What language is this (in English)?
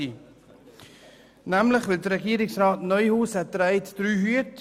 Swiss German